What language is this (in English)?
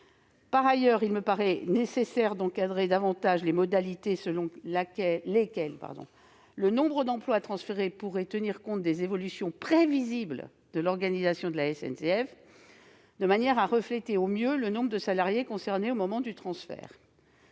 French